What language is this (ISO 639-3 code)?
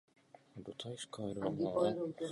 ces